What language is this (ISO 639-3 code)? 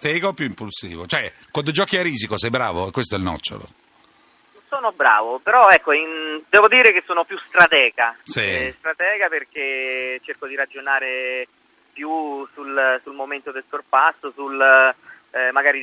ita